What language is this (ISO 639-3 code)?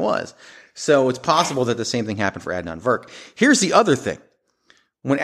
eng